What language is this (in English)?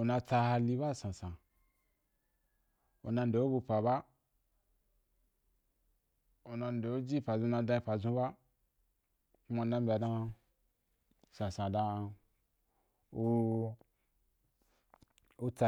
Wapan